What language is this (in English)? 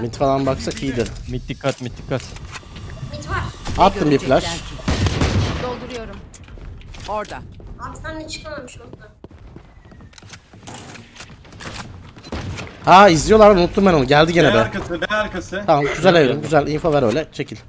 Turkish